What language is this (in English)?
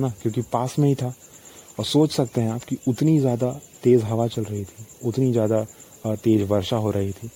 Hindi